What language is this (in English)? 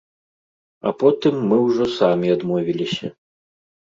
Belarusian